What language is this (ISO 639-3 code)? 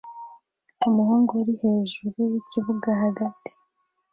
kin